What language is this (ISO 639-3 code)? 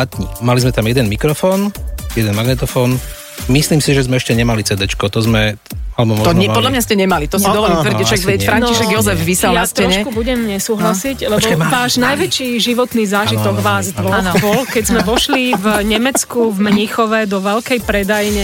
slk